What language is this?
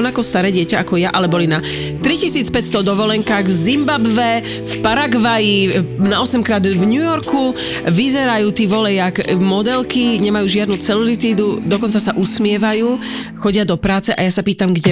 Slovak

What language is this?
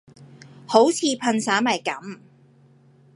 Cantonese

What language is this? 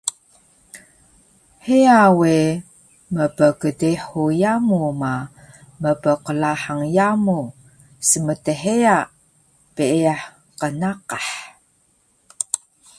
Taroko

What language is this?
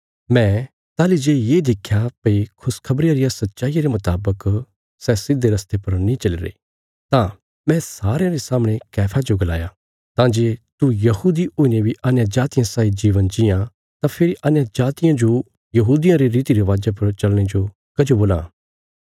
Bilaspuri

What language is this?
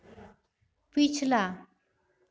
Hindi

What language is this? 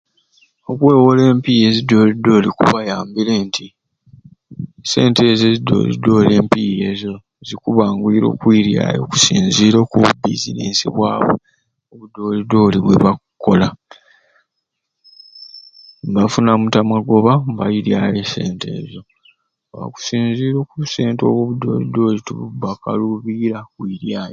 Ruuli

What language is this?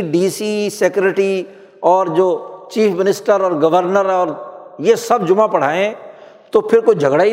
Urdu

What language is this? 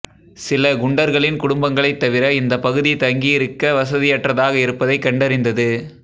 Tamil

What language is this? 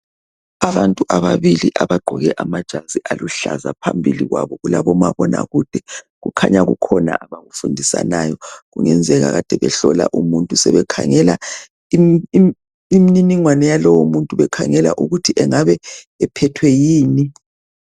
North Ndebele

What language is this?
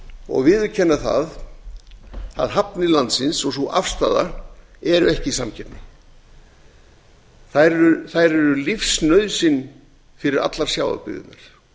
Icelandic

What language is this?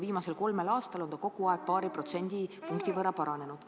Estonian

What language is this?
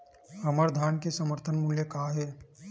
Chhattisgarhi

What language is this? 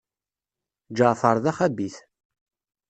Kabyle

